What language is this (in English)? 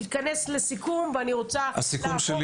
Hebrew